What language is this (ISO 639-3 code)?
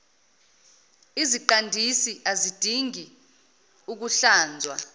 zul